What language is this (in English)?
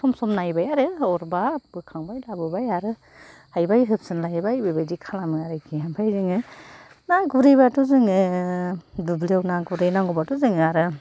Bodo